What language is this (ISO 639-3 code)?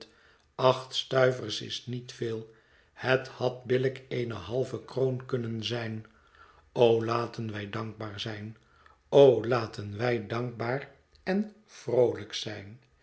nld